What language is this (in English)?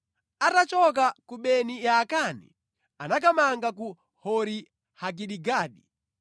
Nyanja